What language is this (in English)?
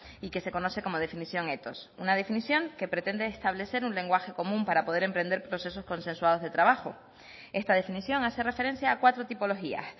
Spanish